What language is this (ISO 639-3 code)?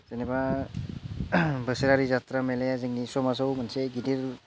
brx